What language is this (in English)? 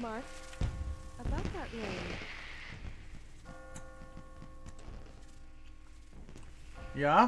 English